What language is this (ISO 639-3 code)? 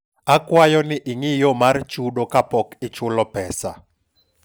luo